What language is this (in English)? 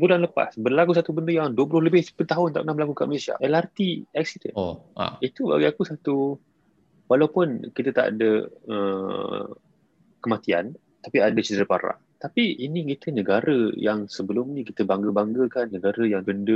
Malay